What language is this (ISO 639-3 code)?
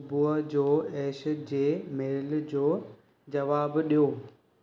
snd